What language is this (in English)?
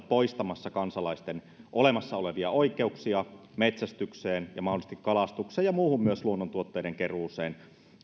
Finnish